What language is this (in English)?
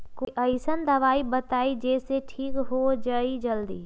Magahi